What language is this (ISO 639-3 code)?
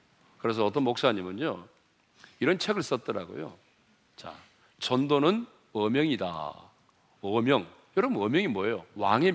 kor